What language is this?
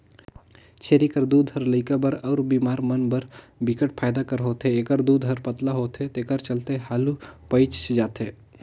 Chhattisgarhi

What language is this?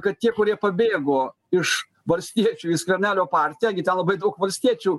Lithuanian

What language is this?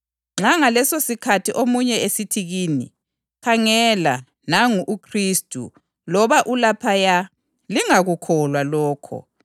North Ndebele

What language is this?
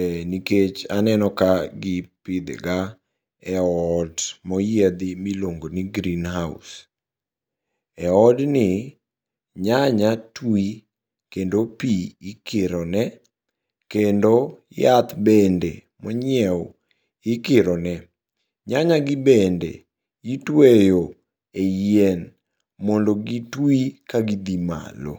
Luo (Kenya and Tanzania)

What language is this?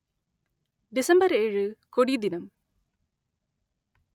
Tamil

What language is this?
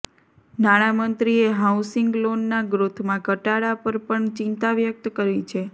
Gujarati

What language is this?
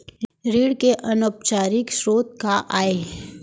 Chhattisgarhi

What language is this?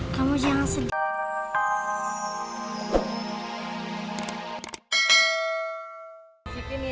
Indonesian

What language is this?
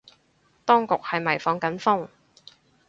Cantonese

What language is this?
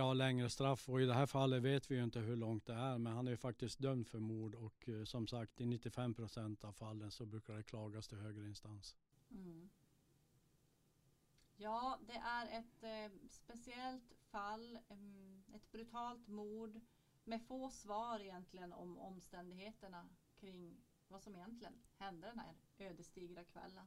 Swedish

